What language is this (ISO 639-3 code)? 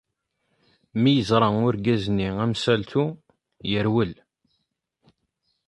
kab